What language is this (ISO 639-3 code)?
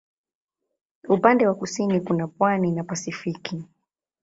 swa